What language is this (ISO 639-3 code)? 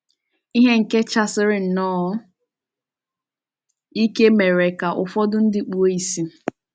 ibo